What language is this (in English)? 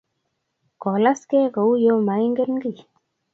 Kalenjin